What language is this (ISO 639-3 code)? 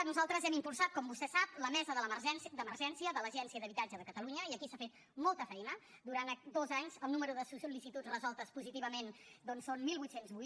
cat